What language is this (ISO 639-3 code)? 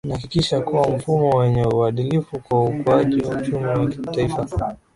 swa